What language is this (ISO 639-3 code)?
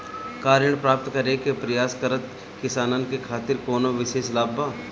bho